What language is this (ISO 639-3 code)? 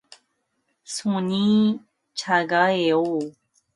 kor